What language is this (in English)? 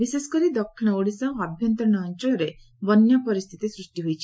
Odia